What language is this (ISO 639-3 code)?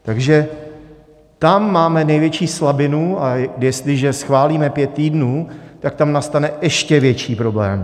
ces